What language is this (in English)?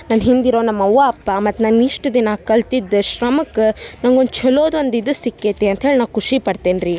Kannada